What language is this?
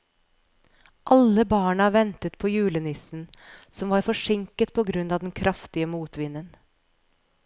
Norwegian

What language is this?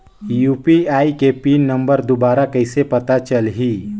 Chhattisgarhi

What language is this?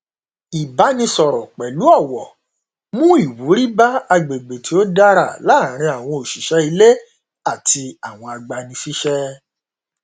Yoruba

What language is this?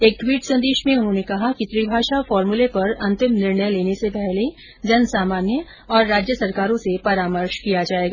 Hindi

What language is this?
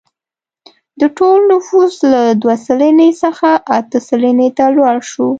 Pashto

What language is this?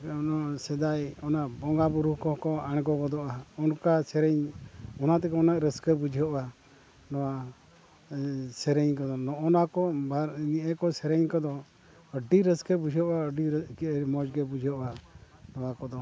Santali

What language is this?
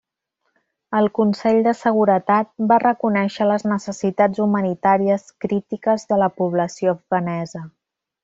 Catalan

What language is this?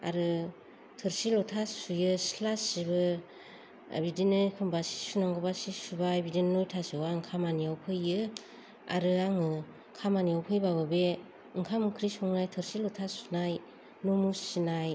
Bodo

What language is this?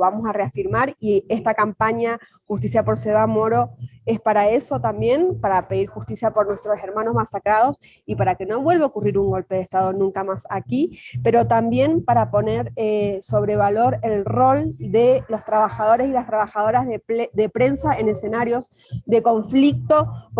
Spanish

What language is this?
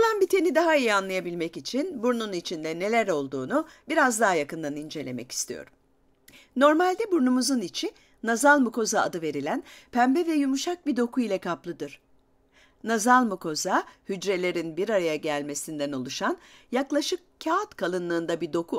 Turkish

